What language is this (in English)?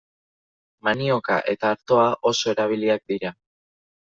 Basque